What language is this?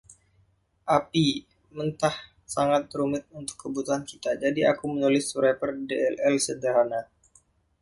Indonesian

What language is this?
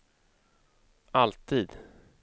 Swedish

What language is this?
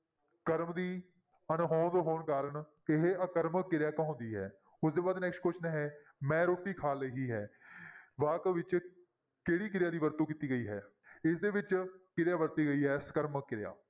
Punjabi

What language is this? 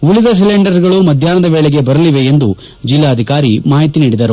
Kannada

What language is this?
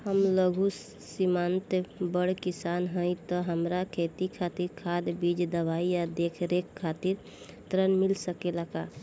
Bhojpuri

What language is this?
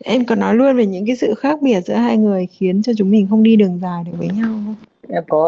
Vietnamese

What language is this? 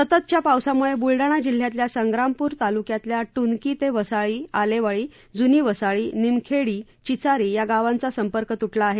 Marathi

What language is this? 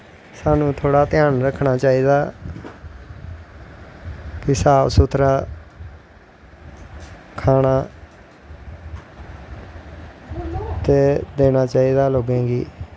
Dogri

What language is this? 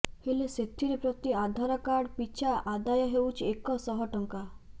Odia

